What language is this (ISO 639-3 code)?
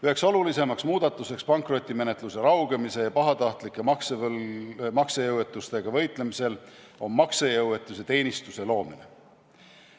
est